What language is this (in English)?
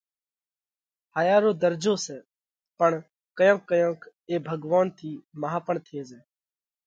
Parkari Koli